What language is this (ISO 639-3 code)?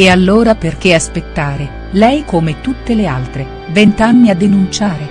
ita